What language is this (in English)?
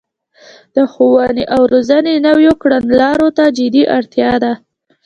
Pashto